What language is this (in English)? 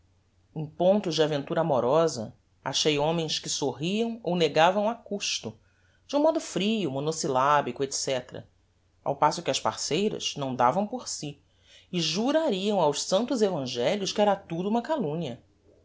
Portuguese